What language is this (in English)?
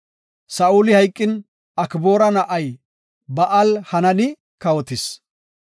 Gofa